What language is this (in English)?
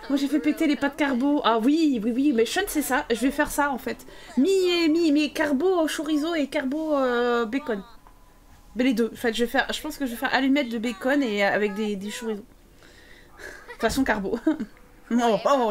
French